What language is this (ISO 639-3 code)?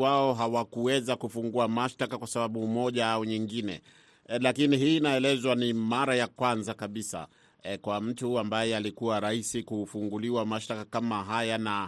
swa